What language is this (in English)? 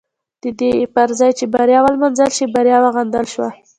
Pashto